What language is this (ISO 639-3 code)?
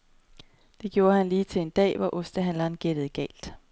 dan